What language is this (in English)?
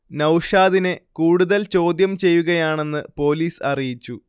Malayalam